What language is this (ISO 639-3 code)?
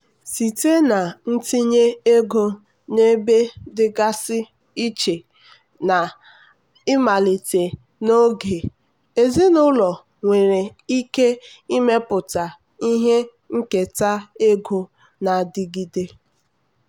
ibo